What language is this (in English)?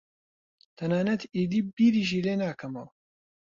Central Kurdish